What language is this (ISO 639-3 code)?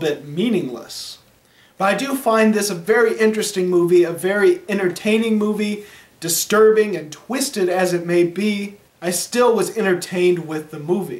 eng